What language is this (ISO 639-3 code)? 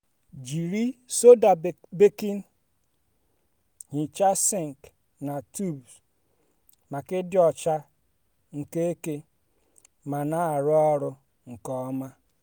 ibo